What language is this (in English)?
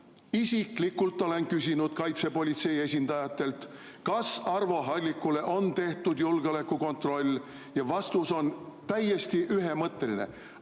Estonian